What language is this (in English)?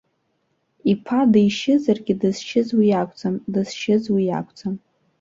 Abkhazian